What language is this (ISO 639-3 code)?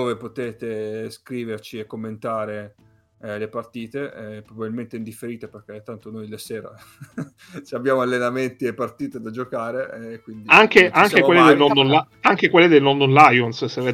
ita